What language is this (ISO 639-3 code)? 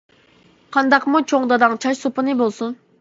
uig